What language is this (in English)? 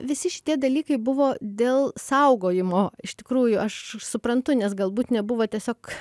Lithuanian